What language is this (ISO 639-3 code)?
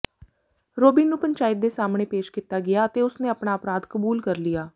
pan